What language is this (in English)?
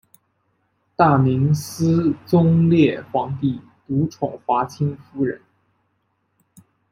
Chinese